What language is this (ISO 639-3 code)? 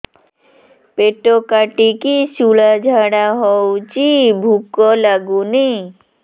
ori